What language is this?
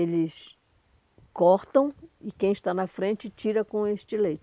Portuguese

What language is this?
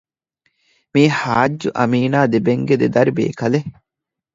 Divehi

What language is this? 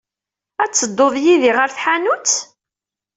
Kabyle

